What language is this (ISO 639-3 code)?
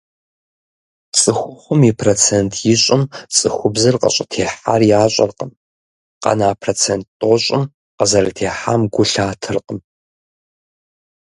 kbd